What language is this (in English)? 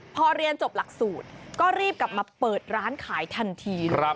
Thai